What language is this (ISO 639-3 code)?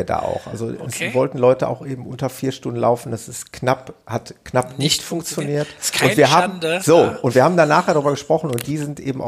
deu